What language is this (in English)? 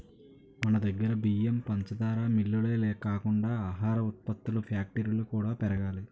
Telugu